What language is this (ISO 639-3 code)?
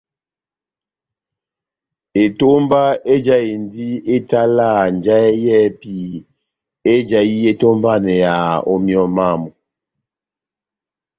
bnm